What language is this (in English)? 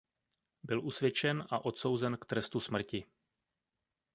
Czech